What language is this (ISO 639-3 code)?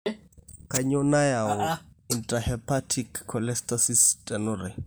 mas